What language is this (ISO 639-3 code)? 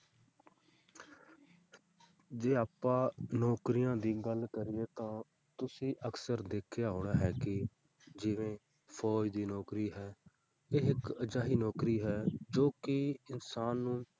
pan